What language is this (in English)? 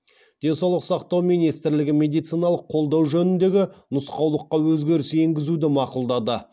Kazakh